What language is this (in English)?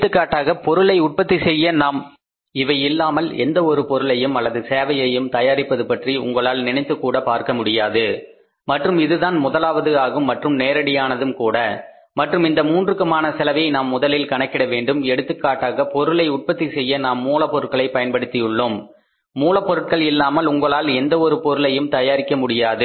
Tamil